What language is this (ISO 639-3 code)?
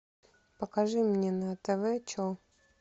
rus